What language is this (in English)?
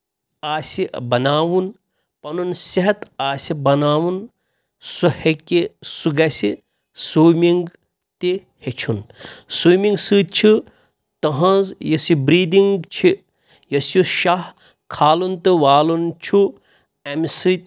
Kashmiri